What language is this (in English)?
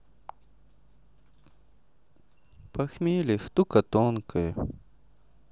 Russian